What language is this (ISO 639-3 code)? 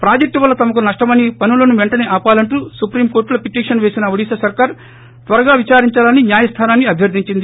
tel